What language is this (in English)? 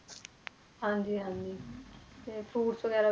Punjabi